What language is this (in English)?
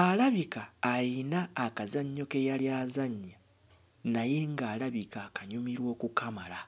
Ganda